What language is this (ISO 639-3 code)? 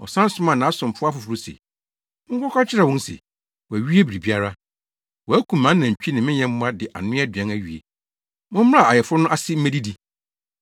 aka